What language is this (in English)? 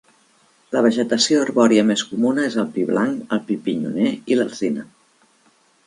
Catalan